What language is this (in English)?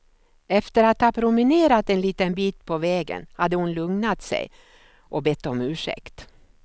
Swedish